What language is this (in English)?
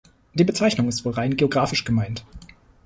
German